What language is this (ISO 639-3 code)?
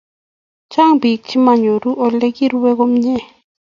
kln